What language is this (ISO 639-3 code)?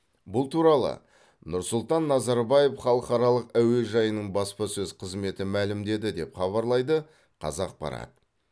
kaz